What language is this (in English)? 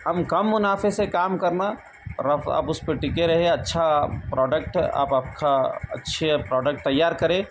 Urdu